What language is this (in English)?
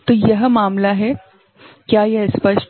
Hindi